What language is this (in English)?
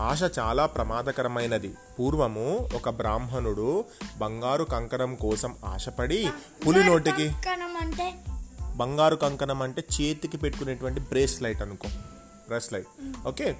Telugu